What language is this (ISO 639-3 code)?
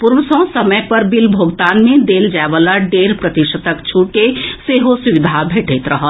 mai